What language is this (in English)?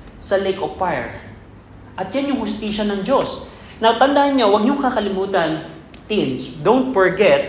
Filipino